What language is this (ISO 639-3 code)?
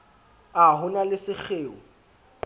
sot